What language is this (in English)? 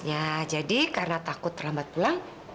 Indonesian